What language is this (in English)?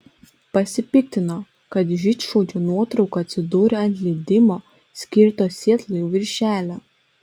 Lithuanian